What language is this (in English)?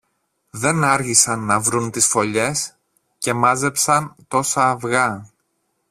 Greek